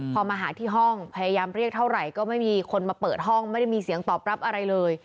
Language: Thai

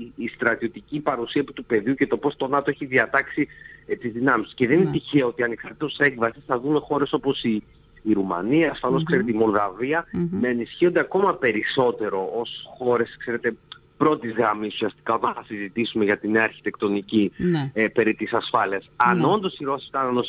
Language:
Greek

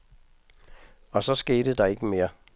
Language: Danish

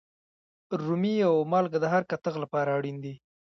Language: Pashto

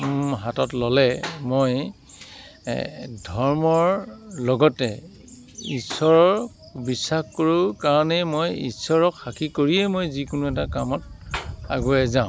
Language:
Assamese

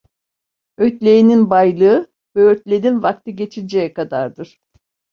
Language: Turkish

